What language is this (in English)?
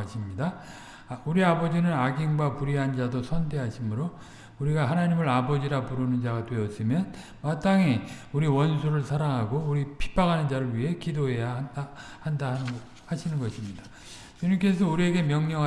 Korean